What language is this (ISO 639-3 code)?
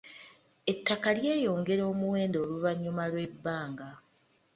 lug